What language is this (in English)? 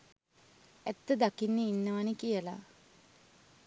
Sinhala